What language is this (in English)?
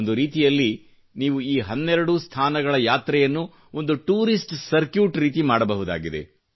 Kannada